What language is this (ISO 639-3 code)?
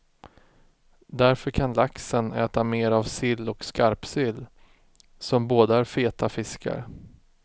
swe